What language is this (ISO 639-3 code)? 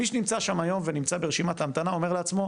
heb